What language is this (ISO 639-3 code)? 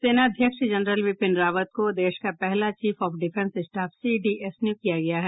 hin